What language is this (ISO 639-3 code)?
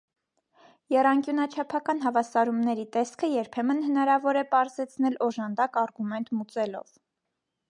hye